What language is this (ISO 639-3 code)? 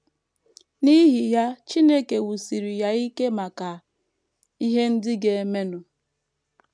ibo